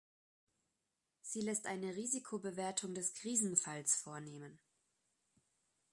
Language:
German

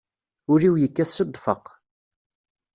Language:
Kabyle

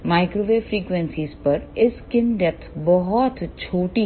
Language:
Hindi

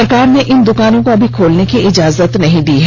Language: Hindi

